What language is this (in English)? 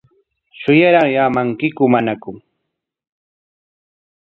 Corongo Ancash Quechua